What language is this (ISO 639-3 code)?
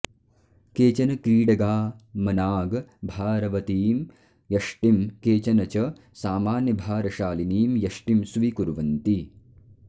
san